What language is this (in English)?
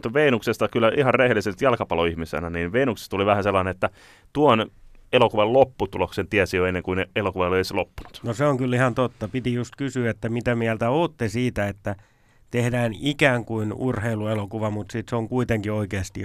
Finnish